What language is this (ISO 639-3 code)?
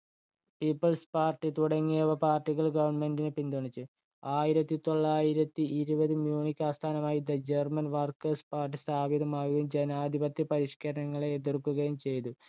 mal